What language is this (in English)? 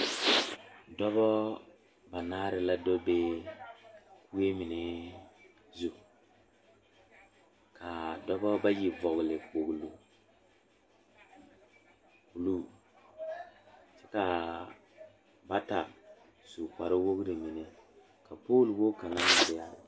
Southern Dagaare